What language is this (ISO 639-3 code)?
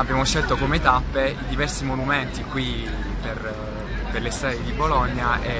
ita